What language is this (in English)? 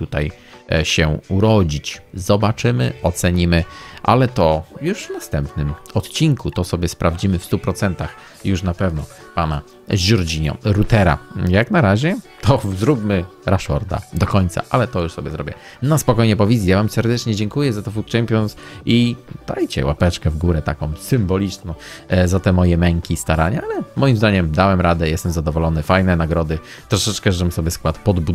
Polish